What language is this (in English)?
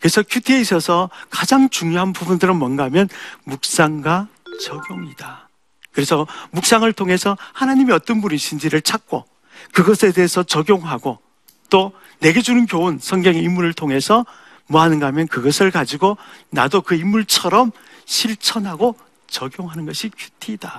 Korean